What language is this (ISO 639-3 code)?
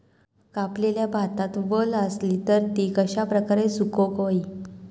mar